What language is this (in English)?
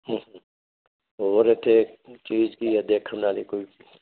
Punjabi